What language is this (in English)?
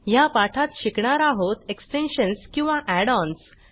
Marathi